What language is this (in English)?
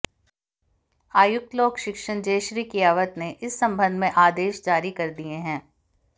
Hindi